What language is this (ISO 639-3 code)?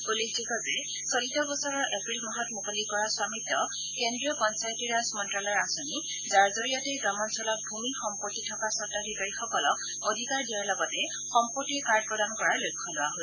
asm